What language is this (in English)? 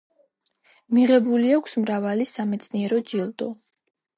Georgian